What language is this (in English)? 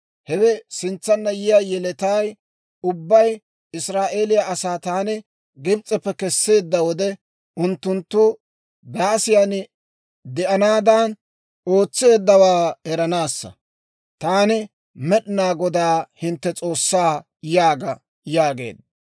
Dawro